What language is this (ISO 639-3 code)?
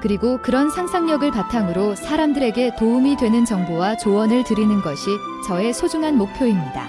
kor